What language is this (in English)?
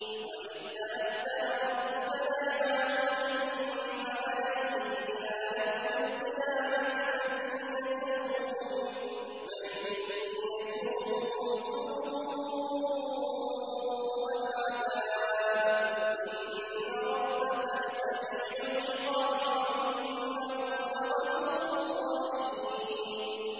Arabic